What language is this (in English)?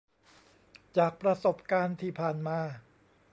Thai